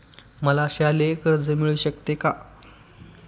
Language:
Marathi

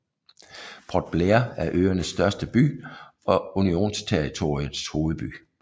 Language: Danish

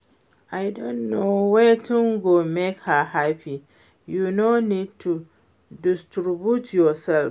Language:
Nigerian Pidgin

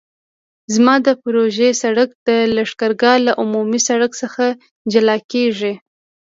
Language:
Pashto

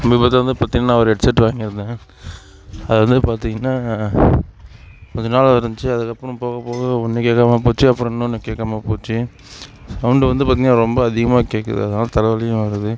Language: Tamil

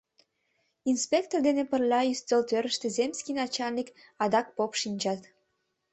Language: Mari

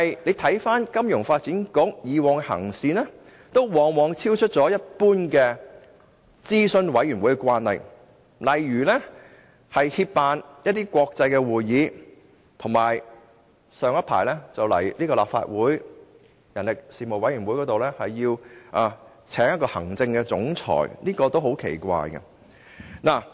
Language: Cantonese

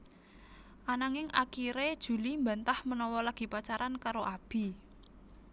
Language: Javanese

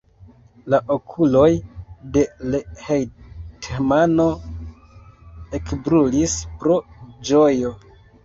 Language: Esperanto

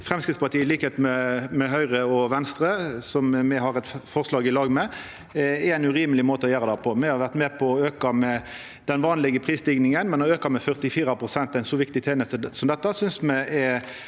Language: Norwegian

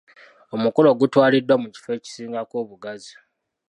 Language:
Ganda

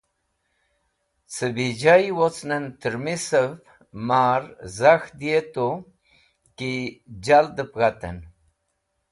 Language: Wakhi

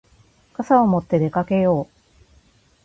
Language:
Japanese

